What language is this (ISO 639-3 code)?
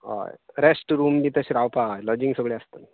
kok